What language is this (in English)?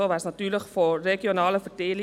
Swiss German